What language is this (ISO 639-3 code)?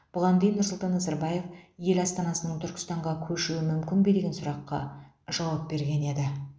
kaz